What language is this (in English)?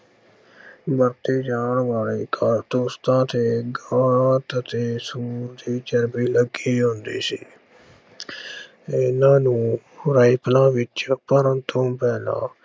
Punjabi